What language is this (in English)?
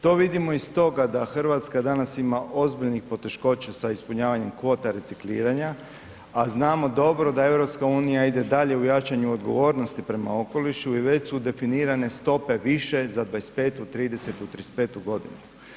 Croatian